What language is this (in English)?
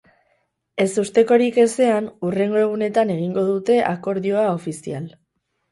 Basque